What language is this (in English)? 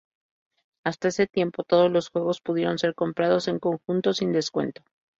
Spanish